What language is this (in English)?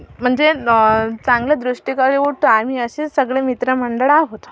Marathi